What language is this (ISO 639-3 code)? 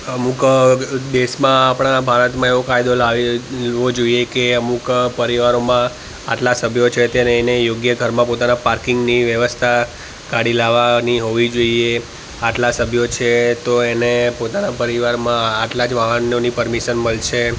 guj